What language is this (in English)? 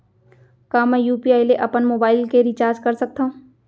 Chhattisgarhi